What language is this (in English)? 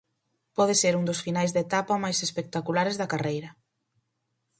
Galician